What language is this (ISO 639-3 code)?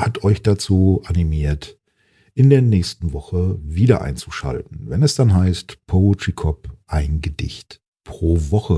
deu